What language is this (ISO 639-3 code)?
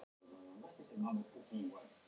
isl